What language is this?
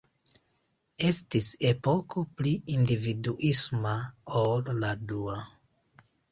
Esperanto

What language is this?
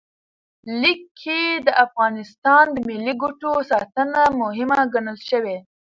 Pashto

